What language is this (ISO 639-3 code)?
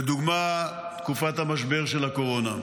heb